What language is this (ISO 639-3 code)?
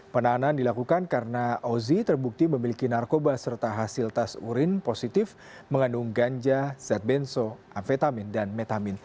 ind